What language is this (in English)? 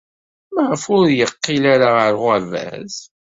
Kabyle